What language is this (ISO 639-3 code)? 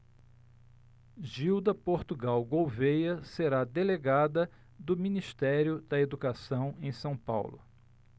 por